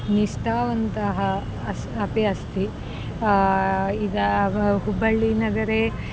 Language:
Sanskrit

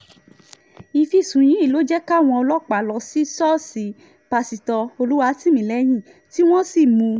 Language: Yoruba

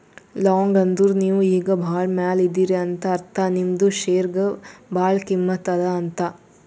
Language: Kannada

